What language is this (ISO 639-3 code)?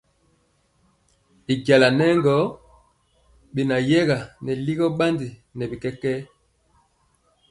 mcx